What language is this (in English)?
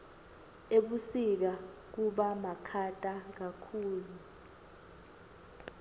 Swati